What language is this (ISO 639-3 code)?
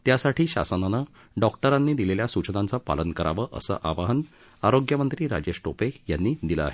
mar